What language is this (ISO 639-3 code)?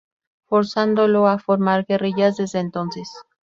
spa